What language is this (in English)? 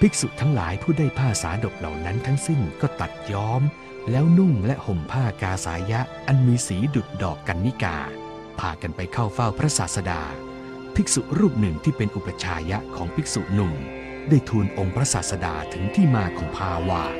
Thai